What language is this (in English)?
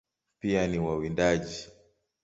Swahili